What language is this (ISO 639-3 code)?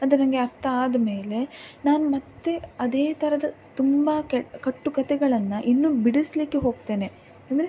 kan